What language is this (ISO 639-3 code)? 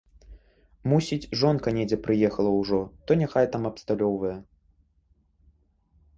bel